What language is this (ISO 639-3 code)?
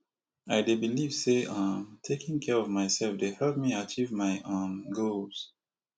pcm